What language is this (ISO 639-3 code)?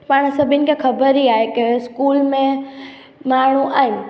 snd